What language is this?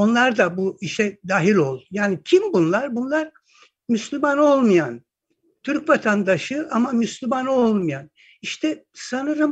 Turkish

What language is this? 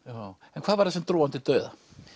Icelandic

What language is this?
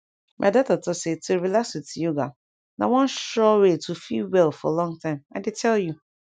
Nigerian Pidgin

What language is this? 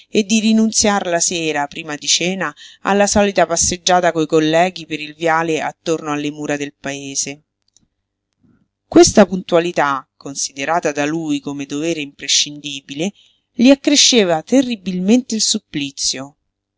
Italian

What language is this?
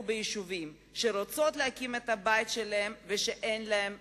Hebrew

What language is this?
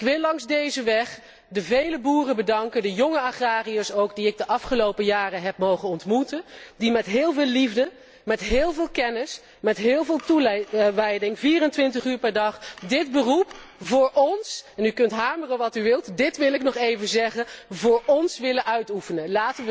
Dutch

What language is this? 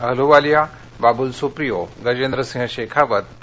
Marathi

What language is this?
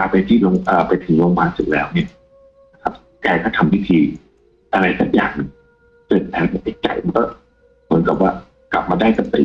Thai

